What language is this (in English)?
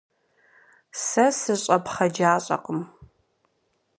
Kabardian